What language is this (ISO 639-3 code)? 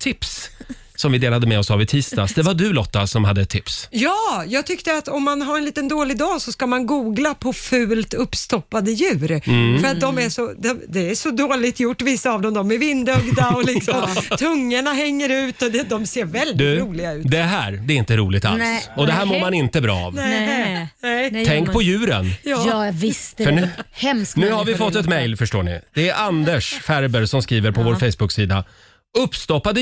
swe